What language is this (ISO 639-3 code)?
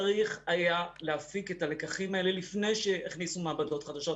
heb